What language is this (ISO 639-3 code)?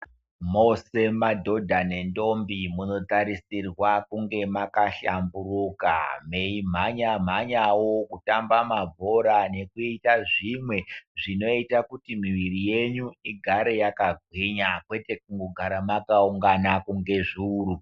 ndc